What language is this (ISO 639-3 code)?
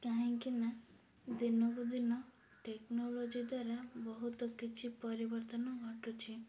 ori